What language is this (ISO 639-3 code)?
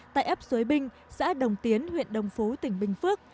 vie